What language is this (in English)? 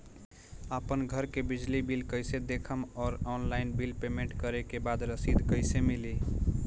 Bhojpuri